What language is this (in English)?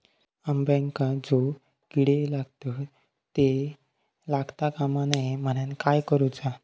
Marathi